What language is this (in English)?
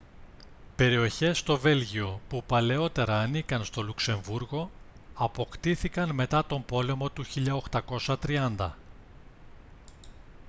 Greek